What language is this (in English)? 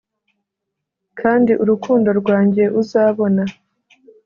Kinyarwanda